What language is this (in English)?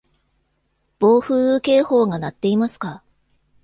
Japanese